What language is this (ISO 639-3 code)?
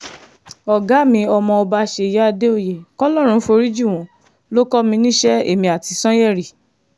yor